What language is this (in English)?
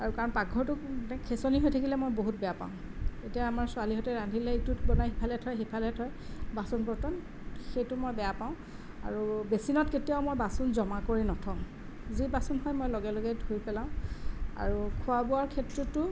Assamese